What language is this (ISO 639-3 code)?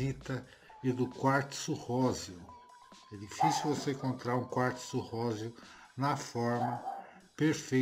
por